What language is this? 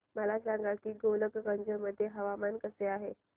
Marathi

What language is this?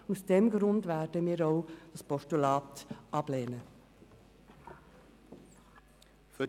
Swiss German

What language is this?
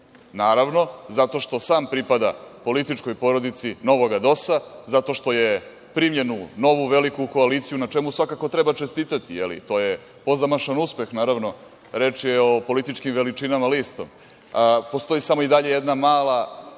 Serbian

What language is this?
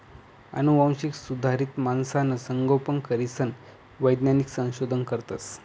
Marathi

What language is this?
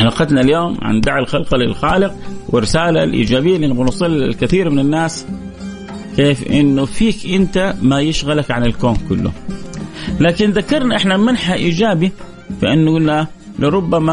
Arabic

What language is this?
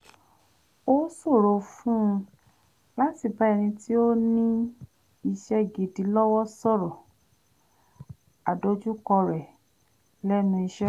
Yoruba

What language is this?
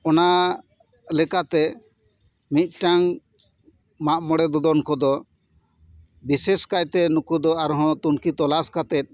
Santali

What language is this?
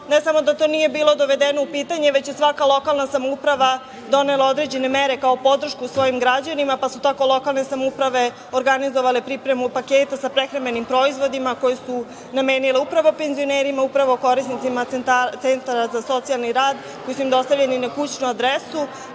Serbian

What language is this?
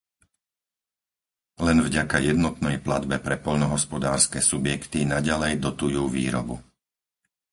Slovak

